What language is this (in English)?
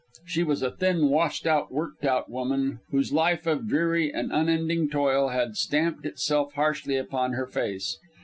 English